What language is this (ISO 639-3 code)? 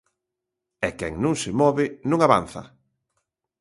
glg